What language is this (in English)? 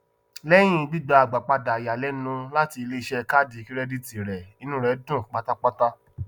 Yoruba